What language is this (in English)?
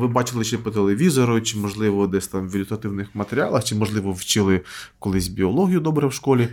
Ukrainian